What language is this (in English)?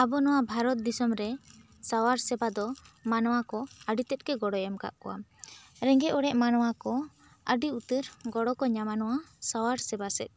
Santali